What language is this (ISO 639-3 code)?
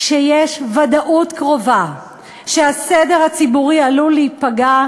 heb